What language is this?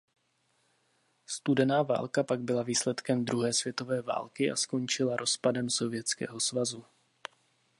Czech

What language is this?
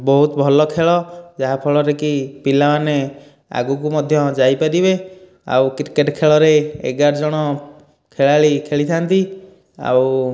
Odia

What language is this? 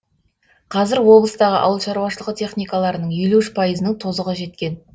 Kazakh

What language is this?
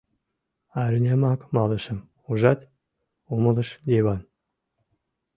Mari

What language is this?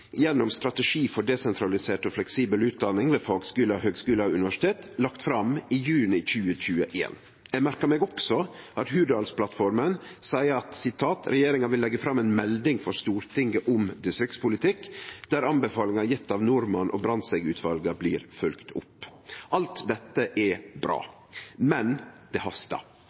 Norwegian Nynorsk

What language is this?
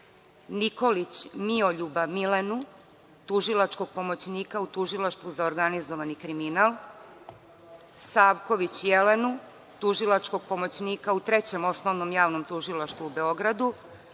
Serbian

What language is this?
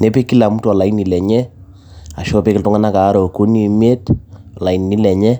Masai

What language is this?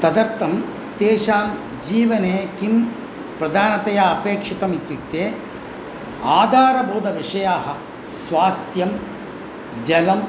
Sanskrit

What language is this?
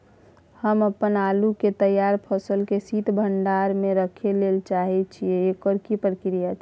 Maithili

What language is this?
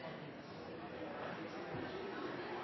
Norwegian Bokmål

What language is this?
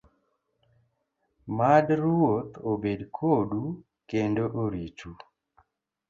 Luo (Kenya and Tanzania)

